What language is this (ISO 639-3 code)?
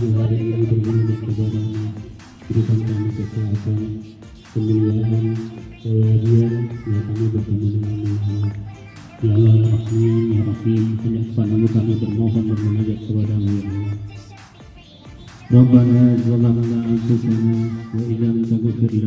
ind